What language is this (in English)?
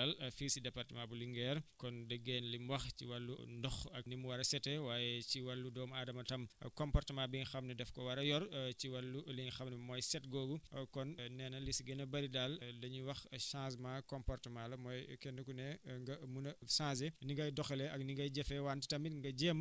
Wolof